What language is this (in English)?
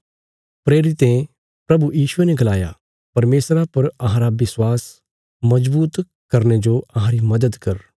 Bilaspuri